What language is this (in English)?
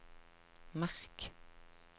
Norwegian